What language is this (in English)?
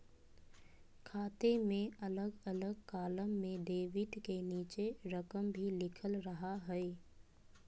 Magahi